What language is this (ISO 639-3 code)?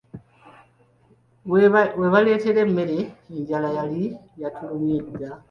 lug